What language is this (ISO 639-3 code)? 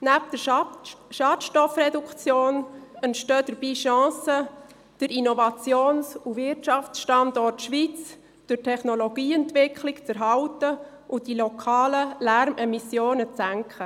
gsw